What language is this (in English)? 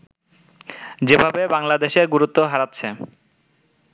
Bangla